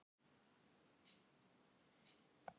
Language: Icelandic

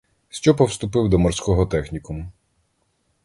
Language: Ukrainian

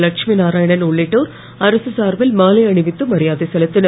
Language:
Tamil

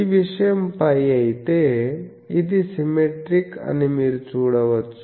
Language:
Telugu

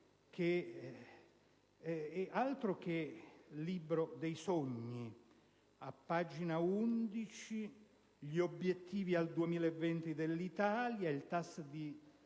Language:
Italian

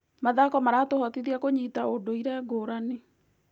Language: Kikuyu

